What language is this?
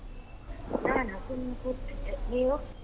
Kannada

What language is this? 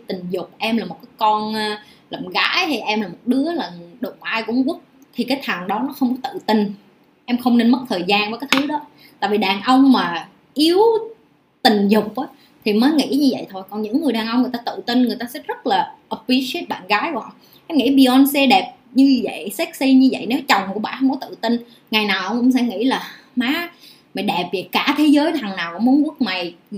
Vietnamese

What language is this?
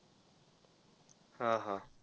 Marathi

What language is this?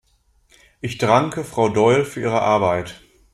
German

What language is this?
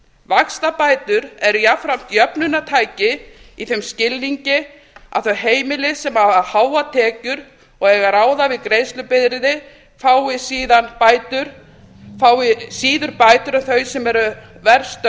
Icelandic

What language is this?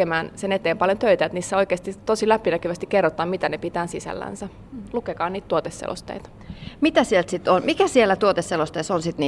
Finnish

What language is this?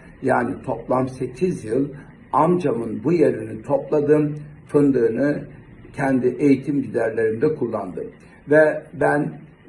Turkish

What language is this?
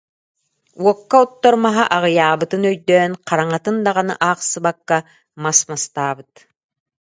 Yakut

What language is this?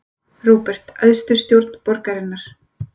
Icelandic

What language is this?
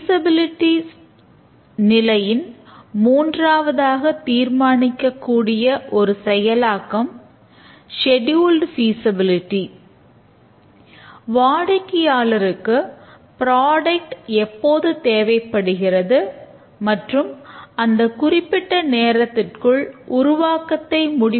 Tamil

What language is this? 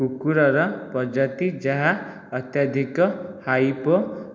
Odia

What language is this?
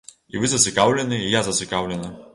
Belarusian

